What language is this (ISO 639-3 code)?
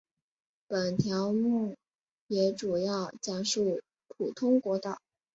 zho